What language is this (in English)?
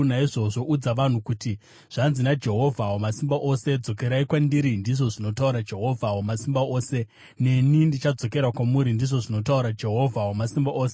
Shona